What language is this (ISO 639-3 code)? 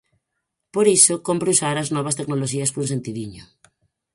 glg